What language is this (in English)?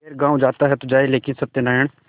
Hindi